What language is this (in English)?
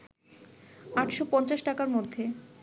Bangla